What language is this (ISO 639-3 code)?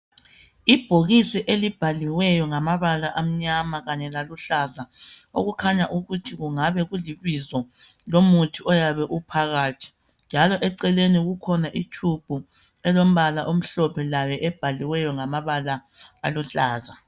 nde